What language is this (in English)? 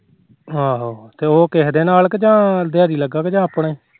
Punjabi